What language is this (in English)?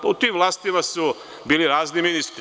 Serbian